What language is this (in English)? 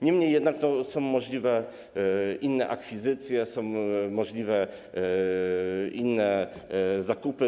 Polish